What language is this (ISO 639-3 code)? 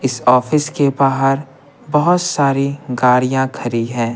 hin